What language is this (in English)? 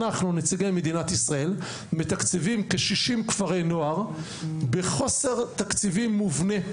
Hebrew